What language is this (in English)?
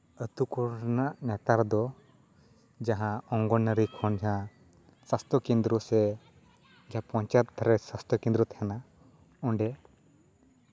Santali